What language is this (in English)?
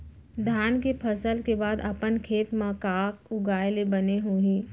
Chhattisgarhi